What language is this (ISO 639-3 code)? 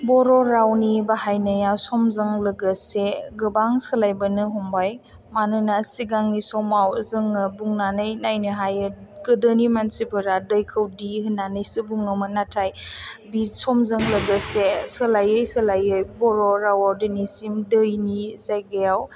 brx